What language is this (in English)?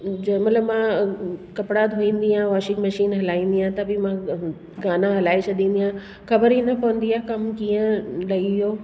Sindhi